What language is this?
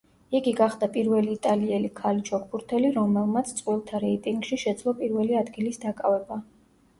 Georgian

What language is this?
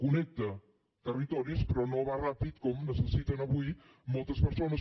Catalan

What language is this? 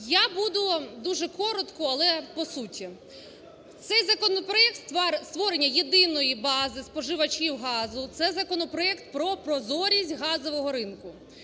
Ukrainian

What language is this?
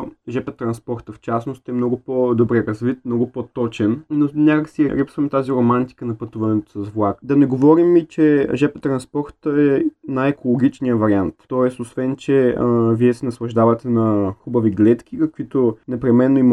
Bulgarian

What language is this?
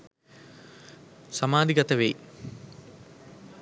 Sinhala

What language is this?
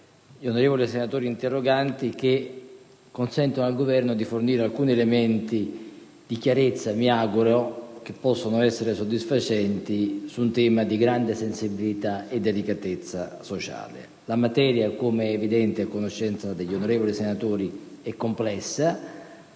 Italian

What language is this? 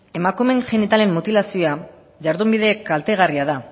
Basque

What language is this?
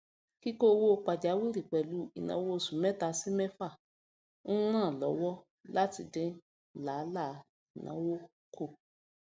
Yoruba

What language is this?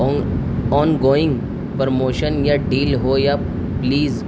Urdu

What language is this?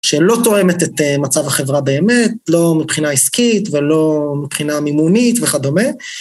Hebrew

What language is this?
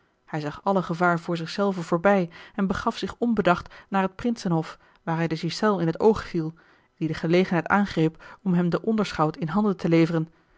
Dutch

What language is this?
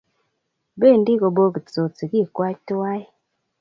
Kalenjin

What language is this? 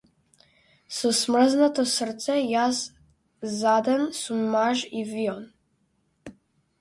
Macedonian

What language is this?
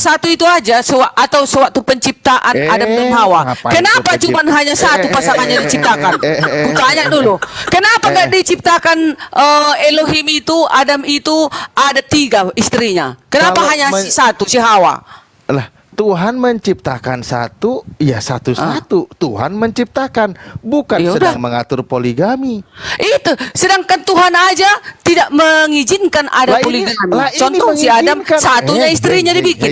Indonesian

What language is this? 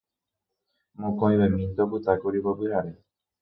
Guarani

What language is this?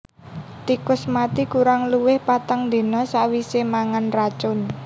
Javanese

